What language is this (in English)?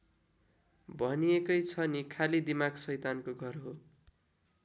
Nepali